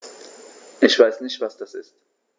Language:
German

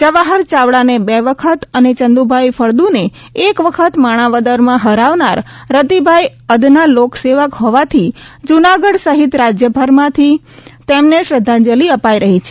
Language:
Gujarati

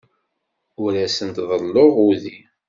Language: Kabyle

